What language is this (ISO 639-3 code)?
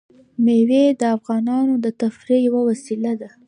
pus